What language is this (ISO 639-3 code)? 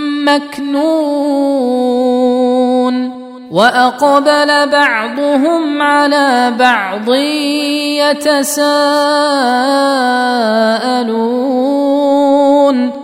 ara